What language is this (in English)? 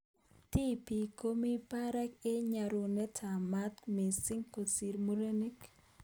Kalenjin